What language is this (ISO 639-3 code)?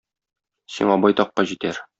tat